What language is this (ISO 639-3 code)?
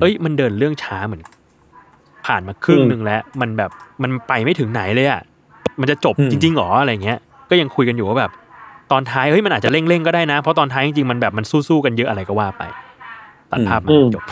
tha